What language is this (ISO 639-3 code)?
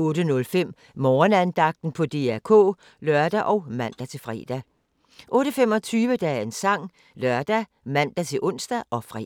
dan